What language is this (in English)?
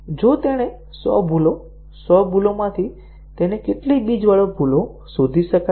Gujarati